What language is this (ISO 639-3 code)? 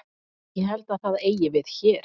isl